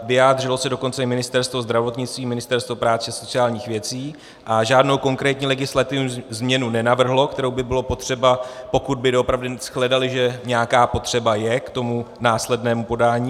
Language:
Czech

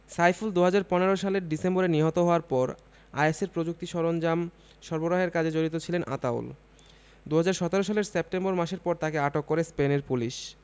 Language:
Bangla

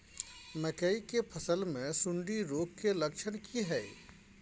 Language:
Maithili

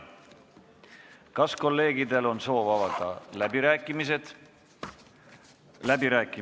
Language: Estonian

